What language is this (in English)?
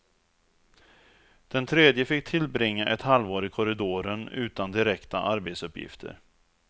Swedish